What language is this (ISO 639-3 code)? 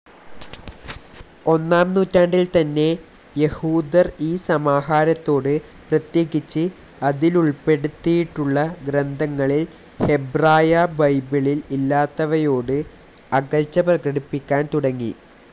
mal